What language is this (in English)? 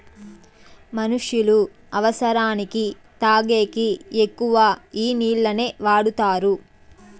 Telugu